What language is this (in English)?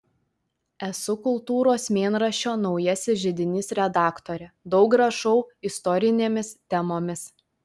Lithuanian